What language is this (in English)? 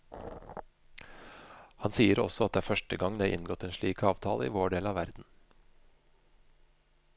Norwegian